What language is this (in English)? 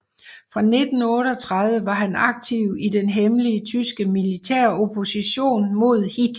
Danish